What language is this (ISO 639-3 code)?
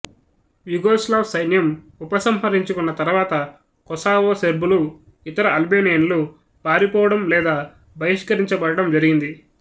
tel